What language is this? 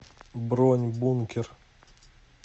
Russian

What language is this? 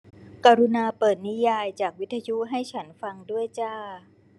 Thai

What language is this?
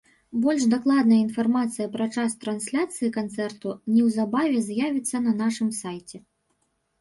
Belarusian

